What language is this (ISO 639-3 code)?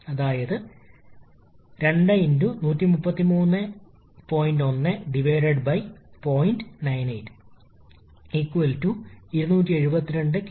mal